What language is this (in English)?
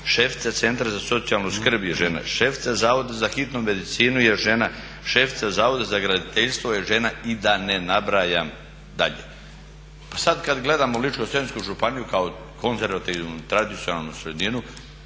Croatian